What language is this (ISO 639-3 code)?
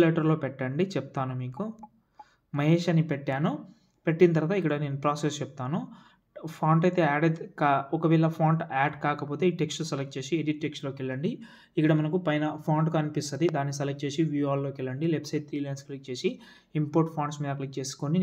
tel